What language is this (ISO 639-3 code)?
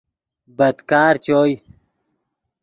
ydg